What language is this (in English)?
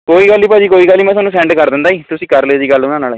Punjabi